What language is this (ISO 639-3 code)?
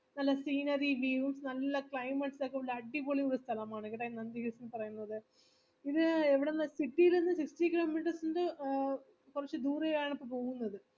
mal